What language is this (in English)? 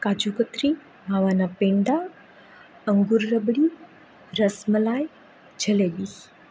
Gujarati